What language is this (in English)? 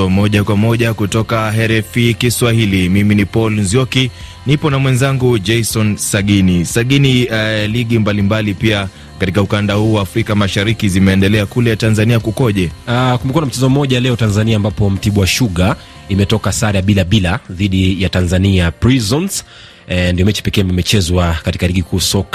Swahili